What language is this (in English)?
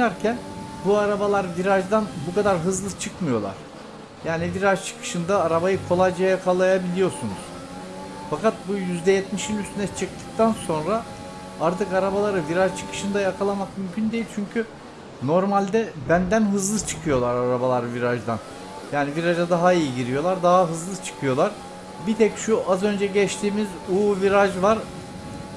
Turkish